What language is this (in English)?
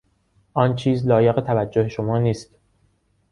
Persian